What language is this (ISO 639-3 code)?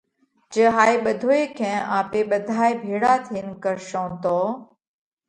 kvx